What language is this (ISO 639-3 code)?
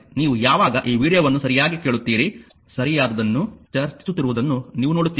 kan